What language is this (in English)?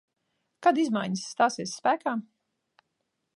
Latvian